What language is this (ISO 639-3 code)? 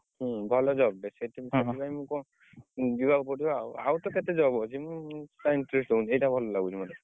ori